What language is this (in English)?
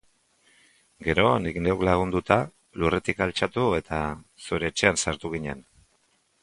Basque